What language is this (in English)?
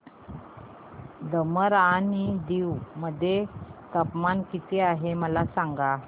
Marathi